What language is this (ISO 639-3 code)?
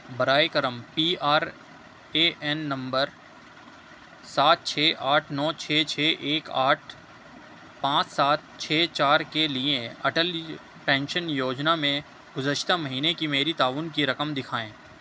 urd